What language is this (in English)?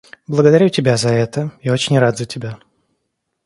Russian